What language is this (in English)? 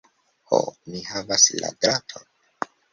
Esperanto